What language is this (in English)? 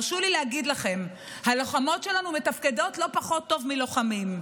Hebrew